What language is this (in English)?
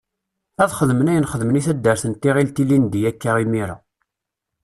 Kabyle